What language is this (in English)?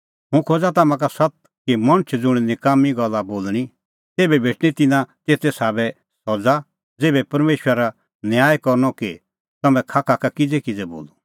Kullu Pahari